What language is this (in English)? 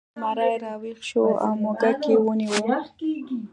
Pashto